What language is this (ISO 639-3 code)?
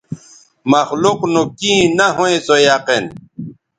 btv